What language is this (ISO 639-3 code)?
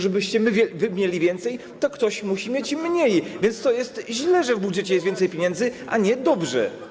pol